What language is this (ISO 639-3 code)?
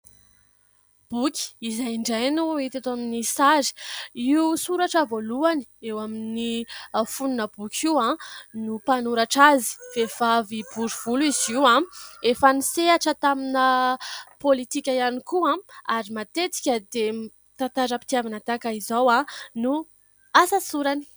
mlg